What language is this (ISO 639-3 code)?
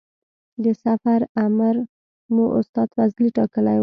pus